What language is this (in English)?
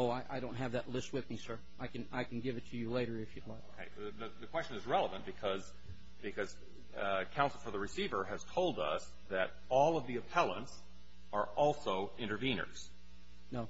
English